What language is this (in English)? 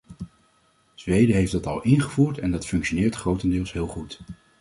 Dutch